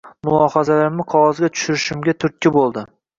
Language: Uzbek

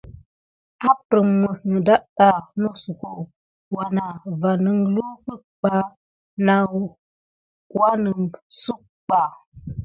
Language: Gidar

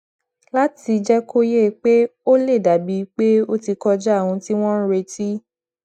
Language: Yoruba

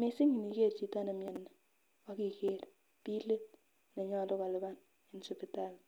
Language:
Kalenjin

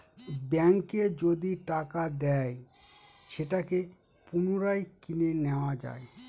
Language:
Bangla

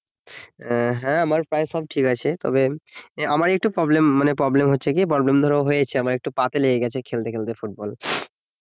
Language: Bangla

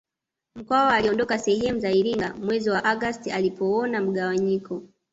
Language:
Swahili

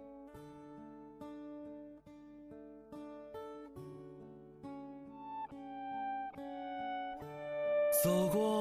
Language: Chinese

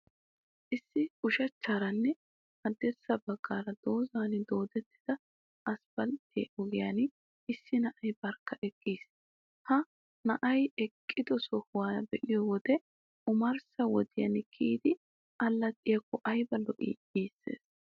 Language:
Wolaytta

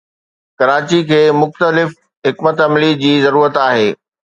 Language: Sindhi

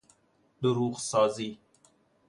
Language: Persian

